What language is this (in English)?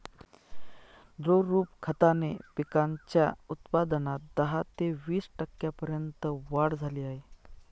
Marathi